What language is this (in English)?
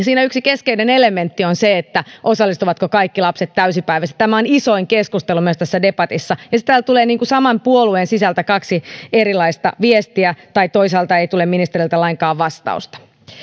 Finnish